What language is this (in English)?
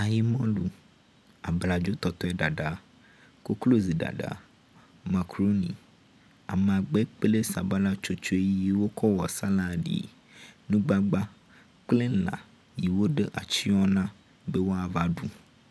Ewe